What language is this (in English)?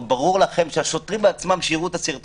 Hebrew